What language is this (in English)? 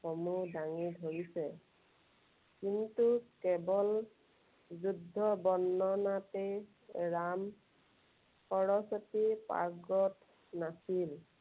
Assamese